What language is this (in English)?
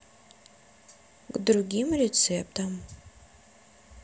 Russian